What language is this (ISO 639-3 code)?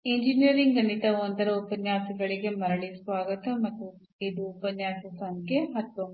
kan